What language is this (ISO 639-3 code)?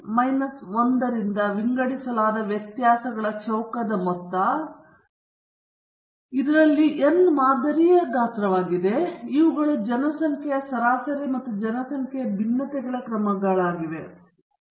kan